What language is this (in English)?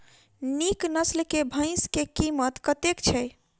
Maithili